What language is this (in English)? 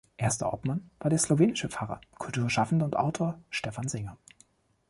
German